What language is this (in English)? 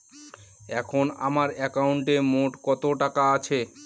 Bangla